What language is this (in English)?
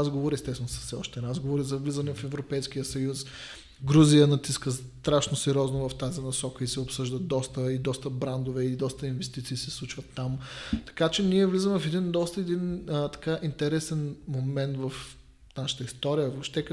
Bulgarian